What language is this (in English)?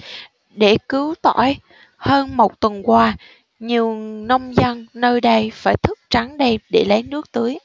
Vietnamese